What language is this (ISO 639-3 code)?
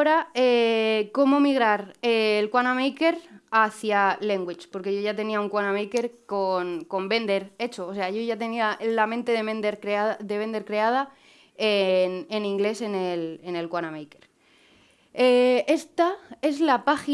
spa